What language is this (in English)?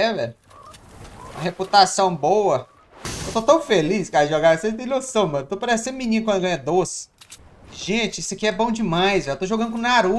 Portuguese